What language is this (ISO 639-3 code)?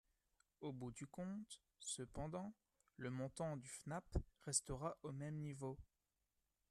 fra